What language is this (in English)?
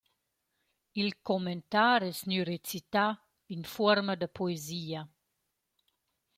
Romansh